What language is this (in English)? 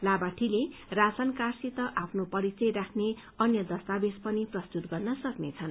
Nepali